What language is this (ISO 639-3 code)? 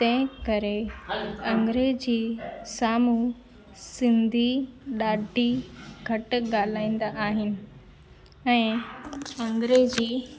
snd